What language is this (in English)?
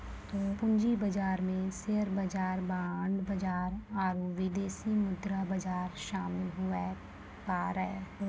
Maithili